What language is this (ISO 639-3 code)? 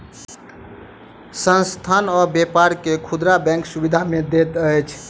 mai